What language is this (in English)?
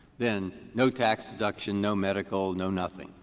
English